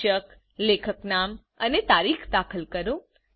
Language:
Gujarati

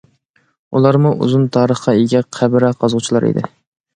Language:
Uyghur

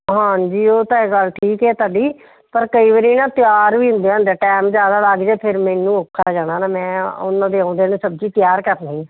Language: Punjabi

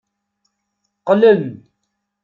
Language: Kabyle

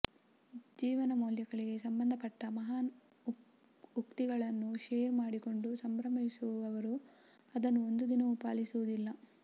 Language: Kannada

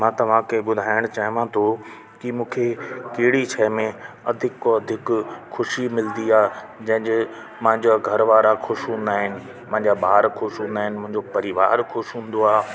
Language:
Sindhi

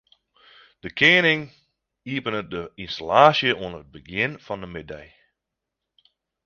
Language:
Western Frisian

